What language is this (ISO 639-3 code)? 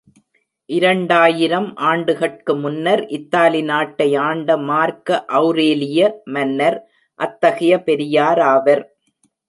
tam